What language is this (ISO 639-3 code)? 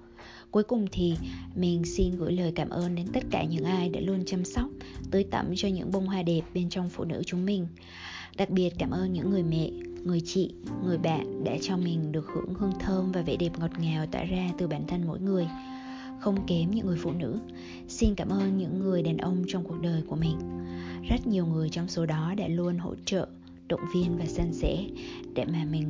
vie